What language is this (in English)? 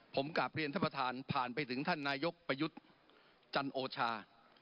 Thai